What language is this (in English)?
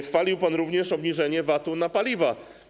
Polish